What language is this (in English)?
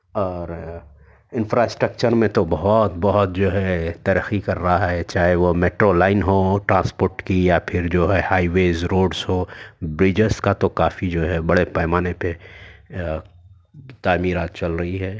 Urdu